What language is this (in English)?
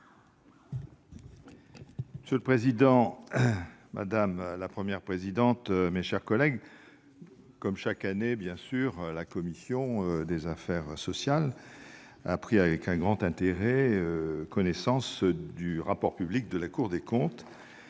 French